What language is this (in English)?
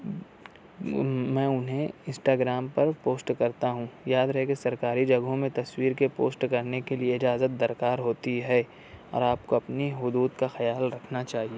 Urdu